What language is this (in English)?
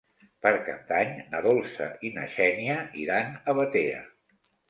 Catalan